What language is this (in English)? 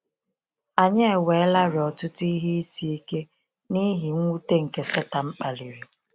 Igbo